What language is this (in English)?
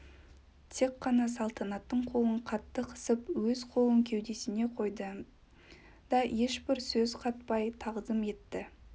Kazakh